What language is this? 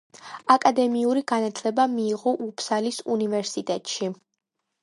Georgian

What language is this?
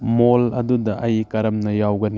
Manipuri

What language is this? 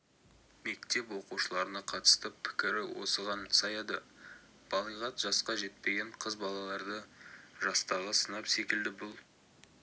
Kazakh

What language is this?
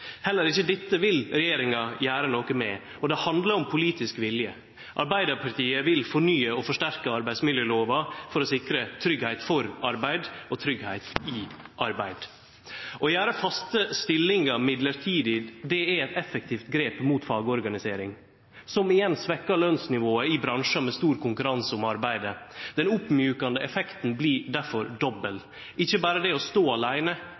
Norwegian Nynorsk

